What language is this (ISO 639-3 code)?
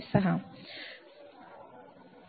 mar